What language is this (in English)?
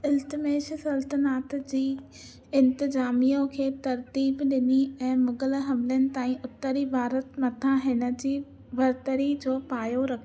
Sindhi